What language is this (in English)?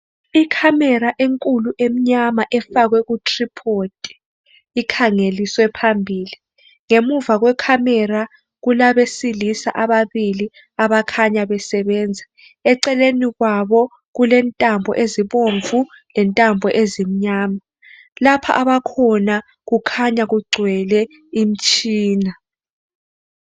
North Ndebele